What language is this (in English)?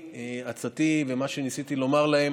Hebrew